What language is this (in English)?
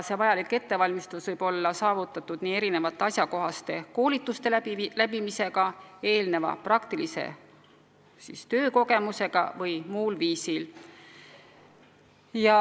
Estonian